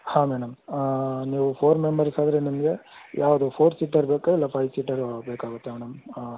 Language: Kannada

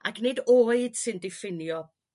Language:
Welsh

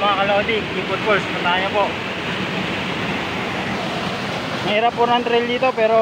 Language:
Filipino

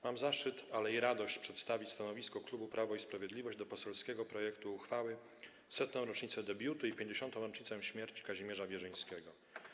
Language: Polish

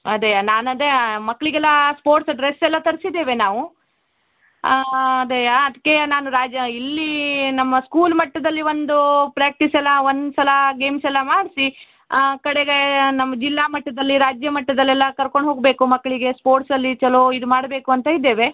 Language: Kannada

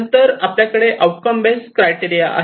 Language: Marathi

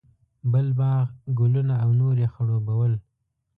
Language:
Pashto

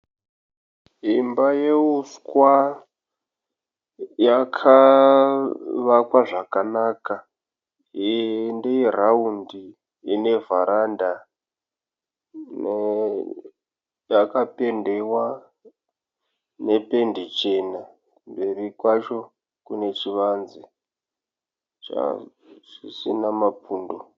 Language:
Shona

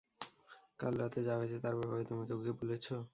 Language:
Bangla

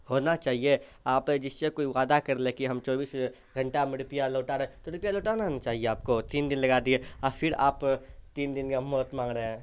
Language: Urdu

